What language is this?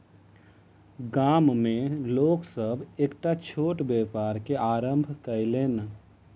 Maithili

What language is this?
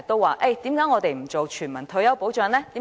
Cantonese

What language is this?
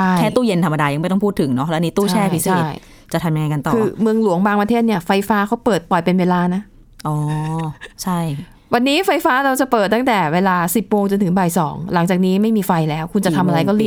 Thai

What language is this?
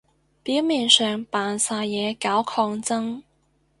Cantonese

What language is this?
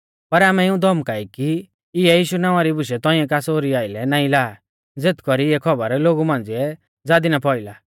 Mahasu Pahari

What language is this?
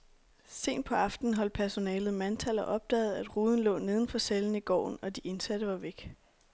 Danish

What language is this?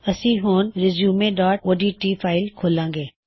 Punjabi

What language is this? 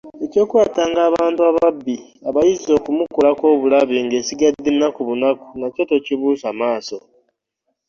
Ganda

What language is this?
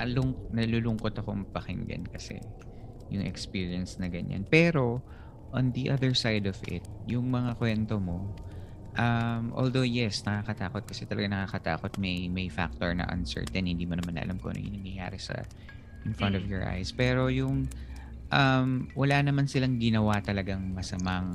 Filipino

